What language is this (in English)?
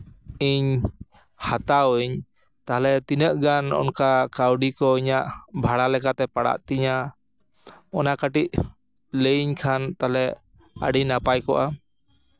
Santali